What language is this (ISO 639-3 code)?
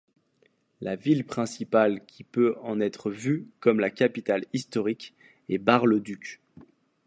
fra